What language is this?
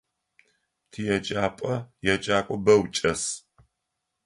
Adyghe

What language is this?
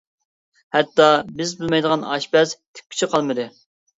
Uyghur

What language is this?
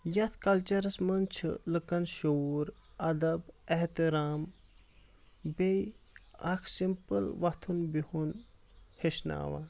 Kashmiri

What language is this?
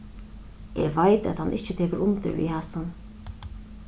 Faroese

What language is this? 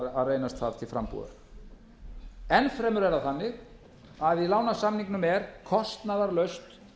Icelandic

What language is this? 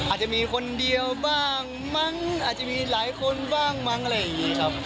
Thai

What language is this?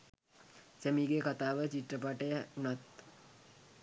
Sinhala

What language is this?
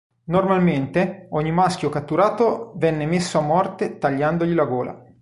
Italian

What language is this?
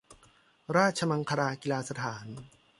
Thai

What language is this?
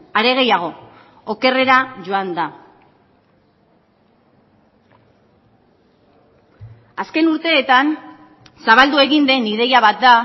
Basque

